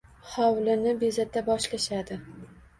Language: Uzbek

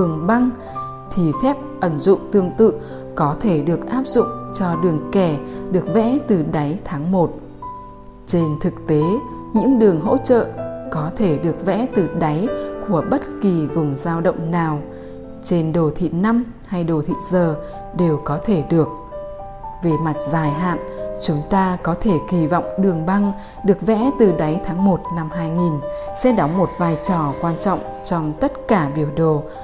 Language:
Vietnamese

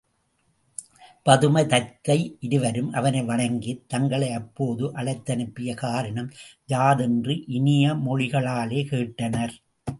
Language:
Tamil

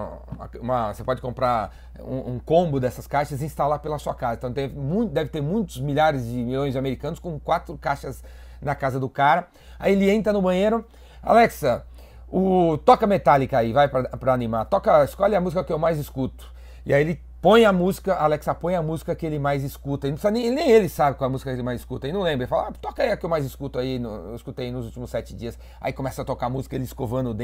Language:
Portuguese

